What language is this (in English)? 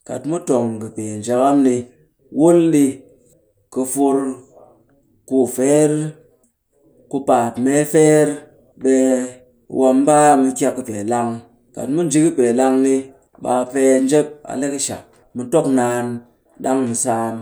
Cakfem-Mushere